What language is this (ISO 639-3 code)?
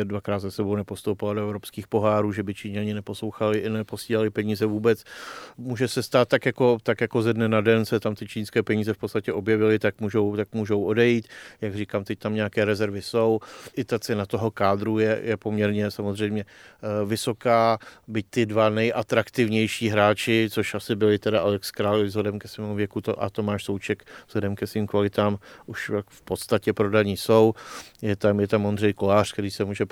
ces